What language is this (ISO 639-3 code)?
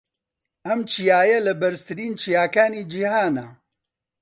ckb